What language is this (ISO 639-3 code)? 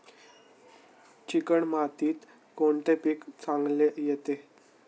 mar